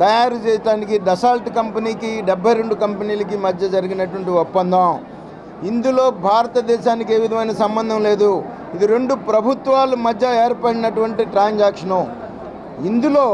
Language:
Telugu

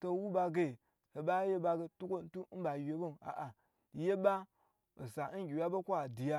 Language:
Gbagyi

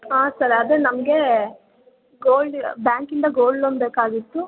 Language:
Kannada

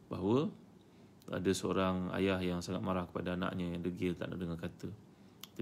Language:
Malay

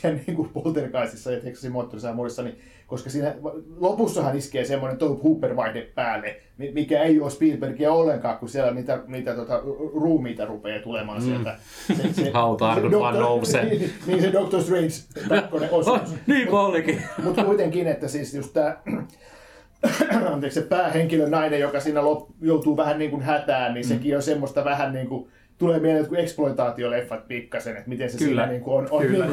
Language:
Finnish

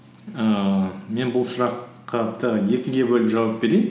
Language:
Kazakh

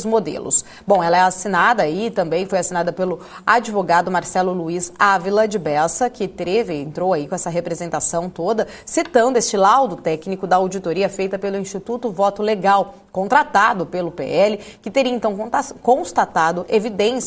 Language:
Portuguese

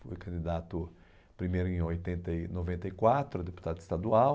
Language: Portuguese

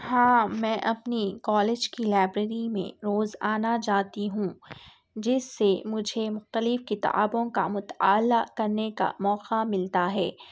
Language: Urdu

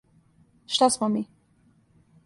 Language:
Serbian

